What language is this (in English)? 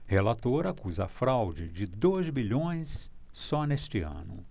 Portuguese